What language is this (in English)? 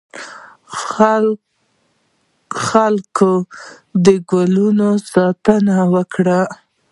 Pashto